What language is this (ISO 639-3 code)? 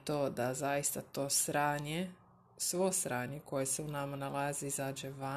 hrv